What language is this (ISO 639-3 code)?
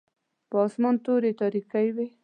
pus